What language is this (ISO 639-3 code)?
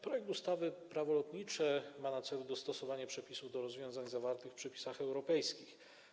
pol